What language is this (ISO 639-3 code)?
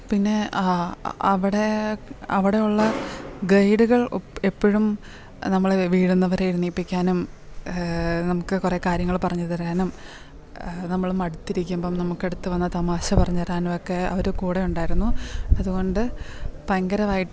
mal